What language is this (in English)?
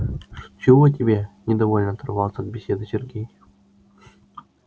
Russian